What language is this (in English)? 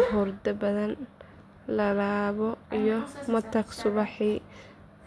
Somali